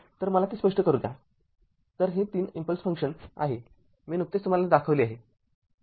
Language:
Marathi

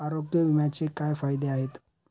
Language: Marathi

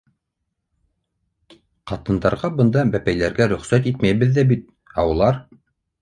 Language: Bashkir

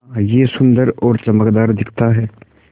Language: Hindi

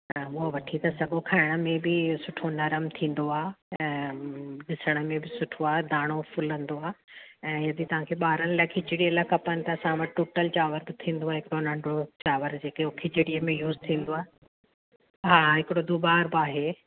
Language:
Sindhi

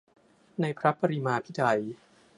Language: Thai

